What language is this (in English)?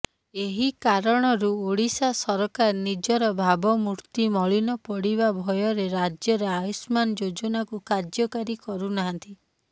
Odia